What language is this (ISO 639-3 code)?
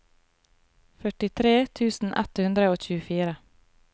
nor